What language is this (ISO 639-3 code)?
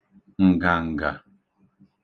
ibo